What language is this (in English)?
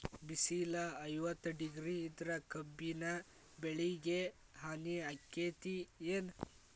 Kannada